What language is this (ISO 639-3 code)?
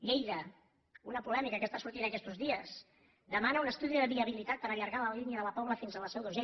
cat